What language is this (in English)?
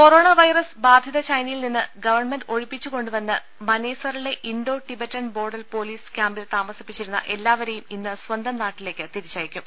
Malayalam